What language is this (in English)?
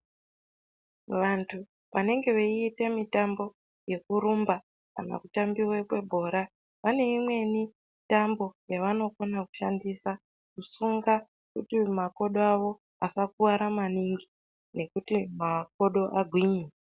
Ndau